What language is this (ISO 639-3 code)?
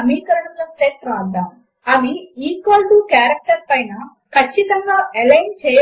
tel